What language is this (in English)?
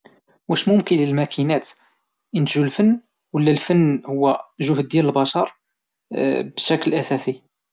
Moroccan Arabic